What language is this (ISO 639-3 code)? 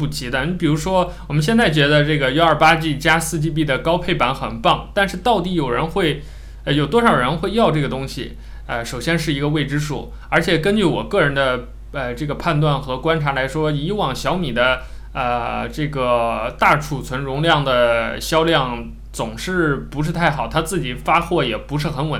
zho